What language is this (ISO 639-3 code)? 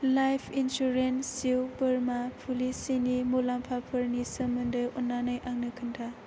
brx